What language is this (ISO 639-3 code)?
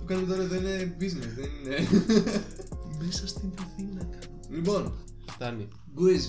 ell